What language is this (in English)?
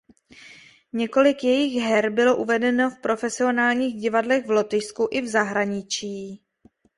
Czech